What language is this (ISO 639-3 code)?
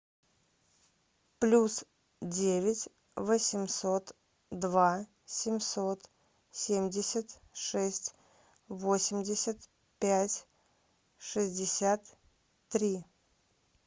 rus